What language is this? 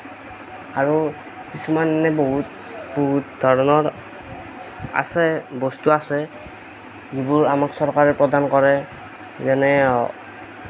Assamese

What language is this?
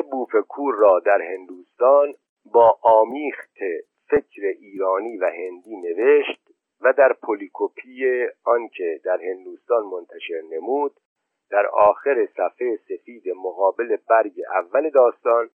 Persian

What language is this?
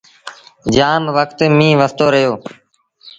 Sindhi Bhil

